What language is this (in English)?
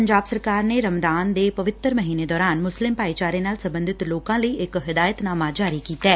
Punjabi